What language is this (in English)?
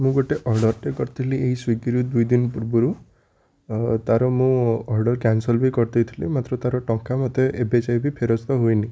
Odia